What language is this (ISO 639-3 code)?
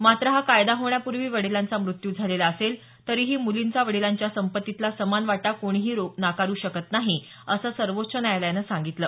mar